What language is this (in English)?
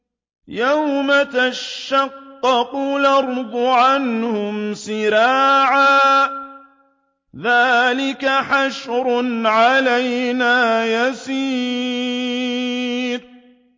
Arabic